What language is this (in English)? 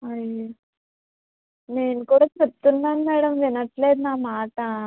Telugu